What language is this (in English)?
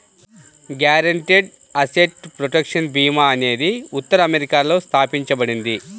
Telugu